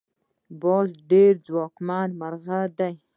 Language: Pashto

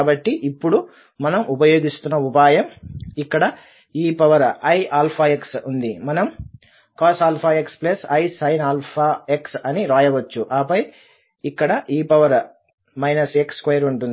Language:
Telugu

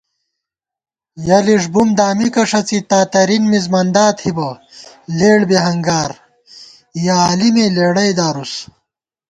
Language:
Gawar-Bati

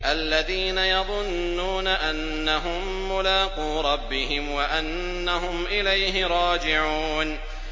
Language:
Arabic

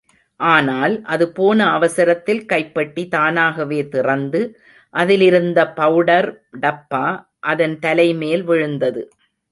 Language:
Tamil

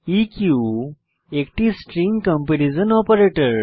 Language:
Bangla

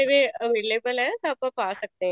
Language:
Punjabi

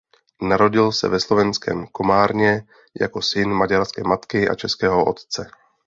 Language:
Czech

